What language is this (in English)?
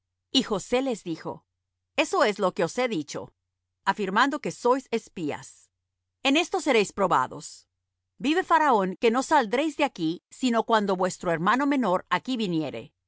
Spanish